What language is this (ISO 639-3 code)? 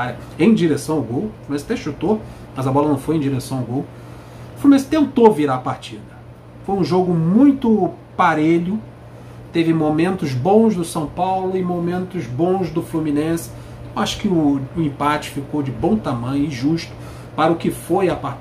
por